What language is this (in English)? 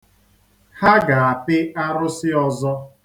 Igbo